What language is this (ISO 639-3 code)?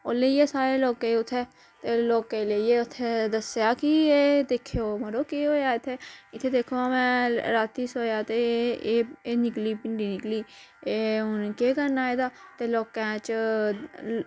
doi